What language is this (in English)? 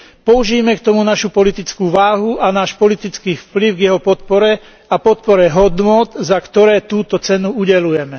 Slovak